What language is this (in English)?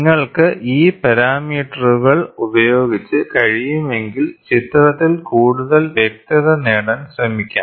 Malayalam